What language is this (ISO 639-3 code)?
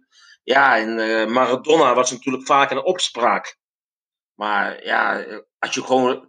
nld